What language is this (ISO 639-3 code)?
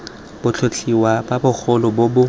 tsn